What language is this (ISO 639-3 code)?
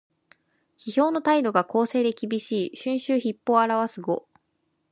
jpn